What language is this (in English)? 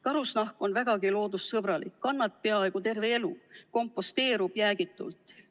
Estonian